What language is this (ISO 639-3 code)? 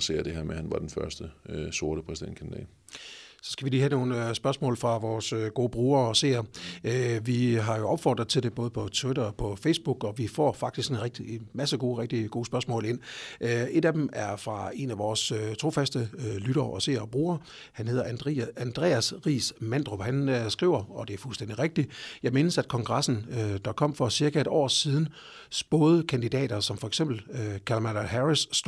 dan